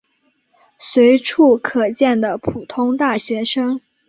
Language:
Chinese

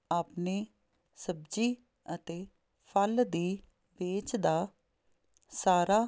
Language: Punjabi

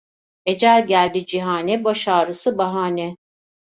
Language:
Turkish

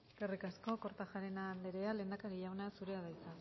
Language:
Basque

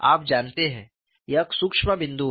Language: Hindi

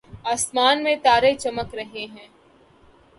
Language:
Urdu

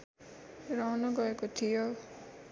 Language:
Nepali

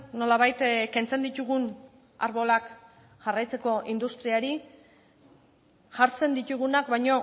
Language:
Basque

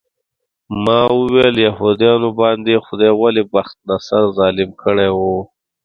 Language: Pashto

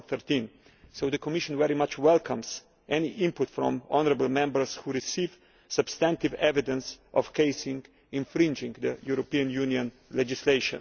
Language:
English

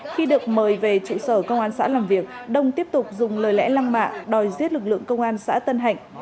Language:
Vietnamese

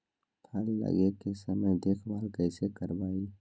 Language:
Magahi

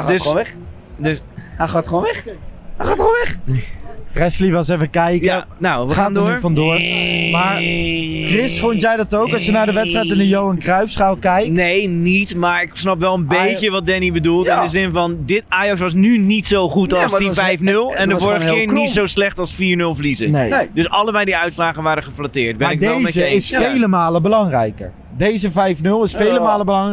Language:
Dutch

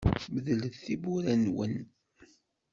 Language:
Kabyle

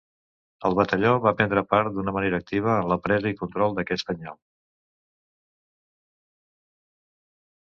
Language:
Catalan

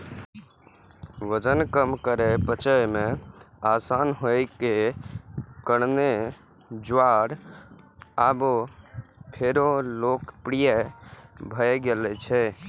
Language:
Maithili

